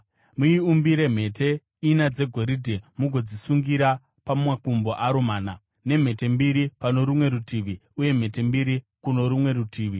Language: Shona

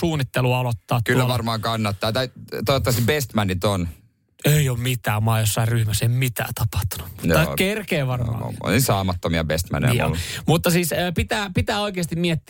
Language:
Finnish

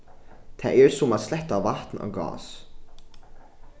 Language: Faroese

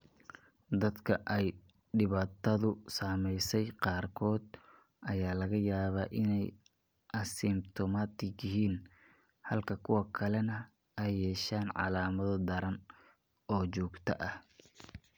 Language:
Somali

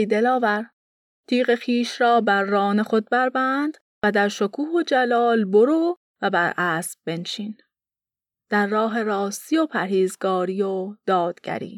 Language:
Persian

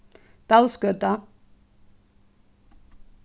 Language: Faroese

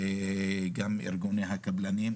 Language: Hebrew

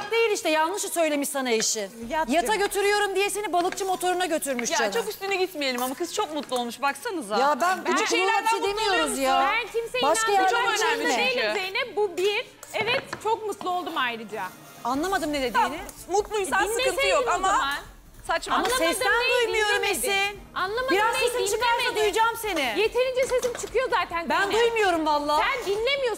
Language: Turkish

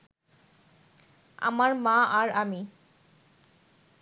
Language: Bangla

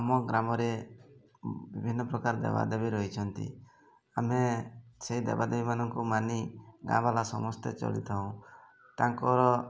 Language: Odia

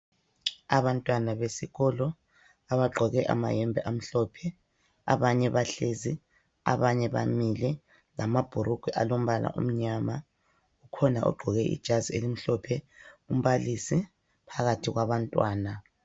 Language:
North Ndebele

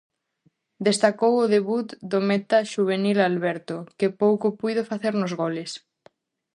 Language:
Galician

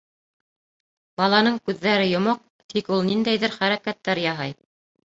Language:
Bashkir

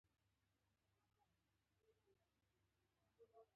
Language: Pashto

